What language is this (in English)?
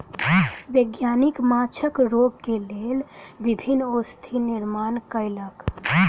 Maithili